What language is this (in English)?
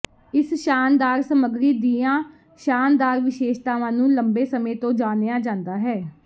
Punjabi